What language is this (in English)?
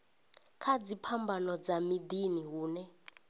Venda